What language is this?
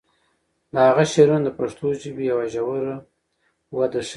Pashto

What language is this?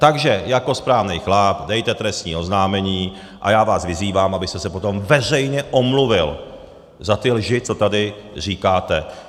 Czech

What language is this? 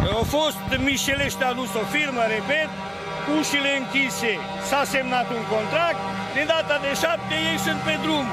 Romanian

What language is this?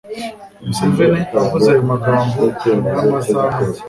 Kinyarwanda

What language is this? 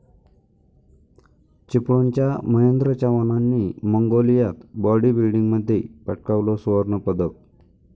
Marathi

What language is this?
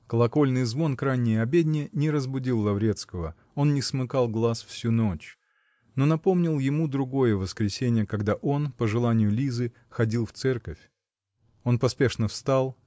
Russian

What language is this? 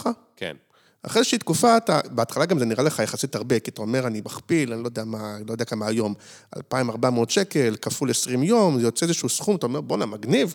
Hebrew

